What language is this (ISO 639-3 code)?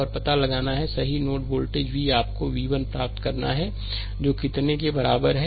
hin